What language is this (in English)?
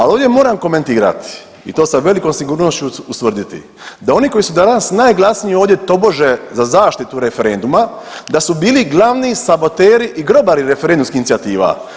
Croatian